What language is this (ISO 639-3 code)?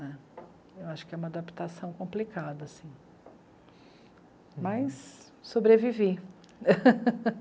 por